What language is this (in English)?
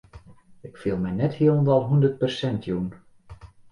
Western Frisian